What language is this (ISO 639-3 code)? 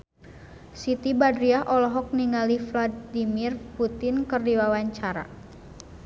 sun